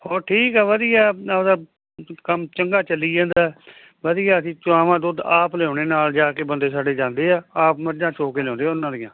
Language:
Punjabi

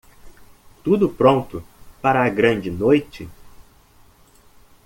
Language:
Portuguese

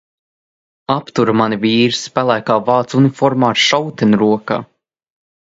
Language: Latvian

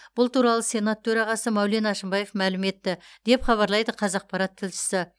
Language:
Kazakh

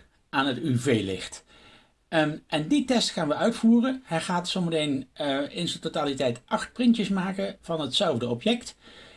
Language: Dutch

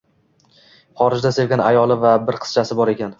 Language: Uzbek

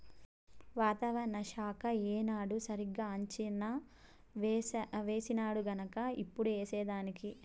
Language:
Telugu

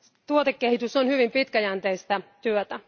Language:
Finnish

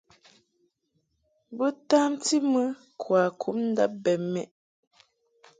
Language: Mungaka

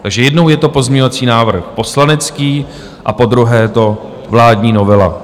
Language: Czech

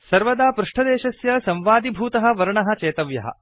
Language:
Sanskrit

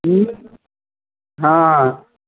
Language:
Maithili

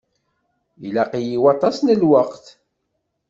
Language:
Kabyle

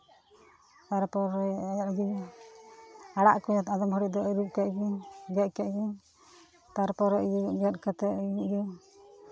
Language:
Santali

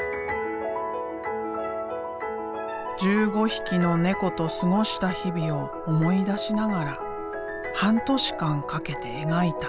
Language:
Japanese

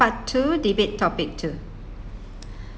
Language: English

